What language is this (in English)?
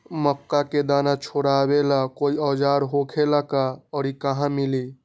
Magahi